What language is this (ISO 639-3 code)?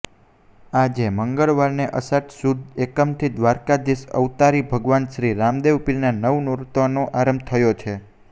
guj